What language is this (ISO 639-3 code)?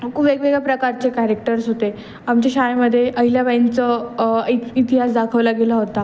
mar